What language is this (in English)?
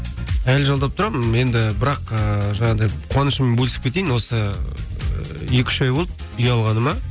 Kazakh